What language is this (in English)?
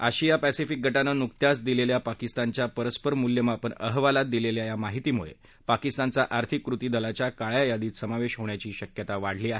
Marathi